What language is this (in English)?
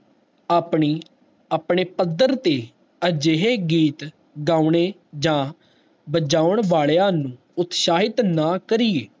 Punjabi